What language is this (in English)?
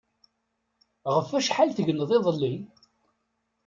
Kabyle